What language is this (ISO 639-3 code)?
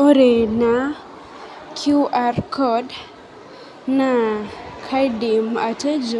mas